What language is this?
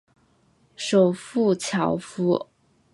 Chinese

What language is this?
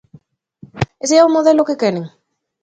Galician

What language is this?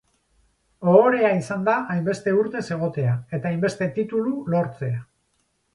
Basque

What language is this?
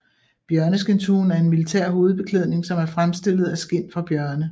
Danish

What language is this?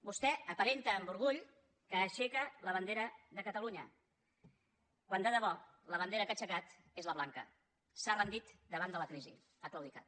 Catalan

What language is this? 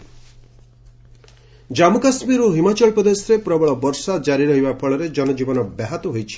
Odia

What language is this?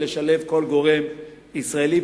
Hebrew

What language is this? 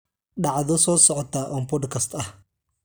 Somali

